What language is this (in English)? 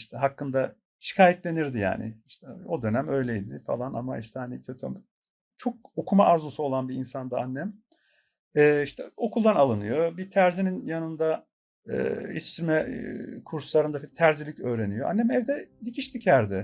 Turkish